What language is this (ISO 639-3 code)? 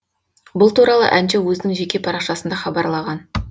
kaz